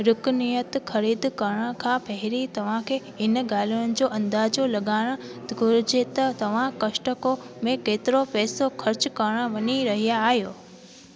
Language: Sindhi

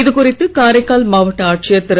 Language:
Tamil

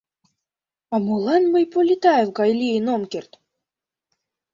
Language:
Mari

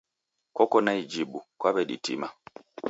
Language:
Taita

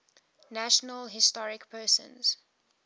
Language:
English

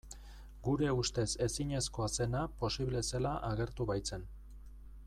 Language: Basque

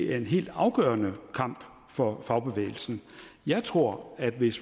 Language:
Danish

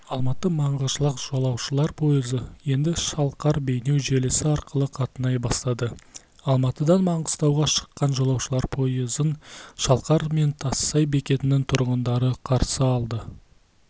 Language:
Kazakh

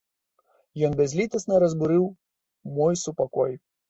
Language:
Belarusian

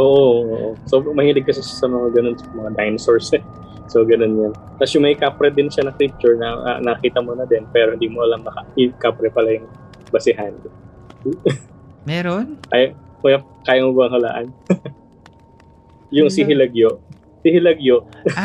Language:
Filipino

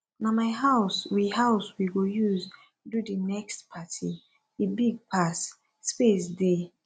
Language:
Nigerian Pidgin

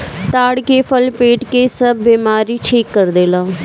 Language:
Bhojpuri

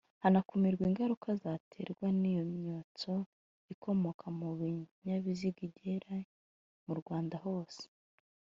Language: Kinyarwanda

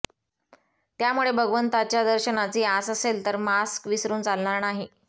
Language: Marathi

